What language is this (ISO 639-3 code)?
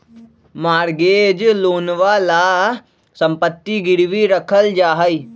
mag